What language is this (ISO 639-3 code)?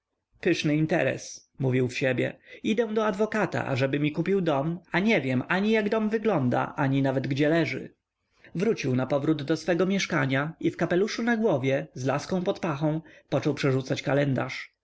pol